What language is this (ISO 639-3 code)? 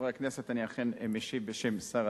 heb